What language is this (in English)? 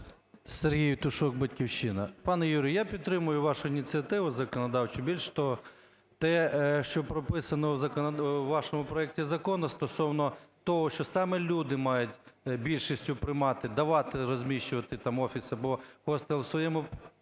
Ukrainian